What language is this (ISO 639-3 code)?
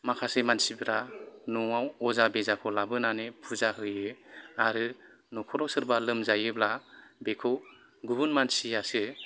brx